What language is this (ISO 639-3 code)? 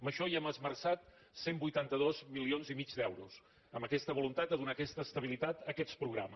cat